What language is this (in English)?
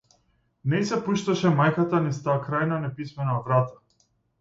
Macedonian